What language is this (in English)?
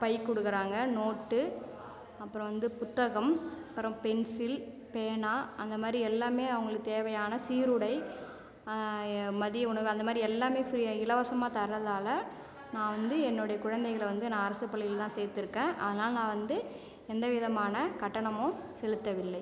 Tamil